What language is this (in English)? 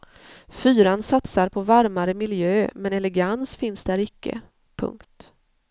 Swedish